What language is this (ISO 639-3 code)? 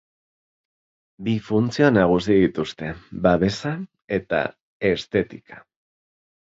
eus